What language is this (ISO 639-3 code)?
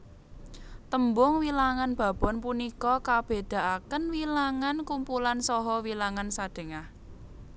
jav